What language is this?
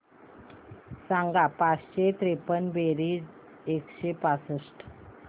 Marathi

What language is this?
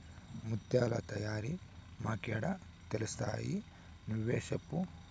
Telugu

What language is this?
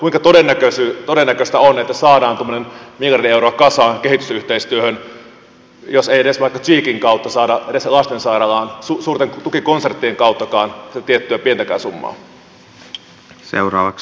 Finnish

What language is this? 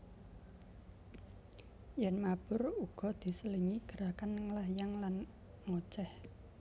Javanese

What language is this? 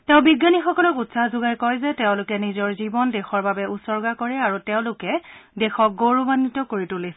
Assamese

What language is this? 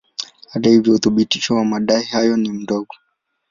Swahili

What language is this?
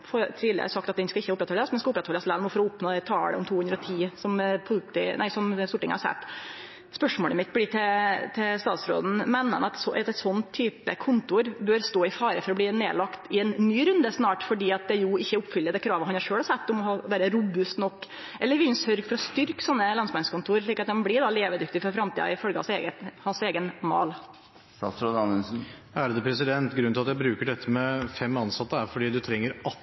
Norwegian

